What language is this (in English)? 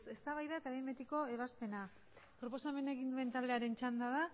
Basque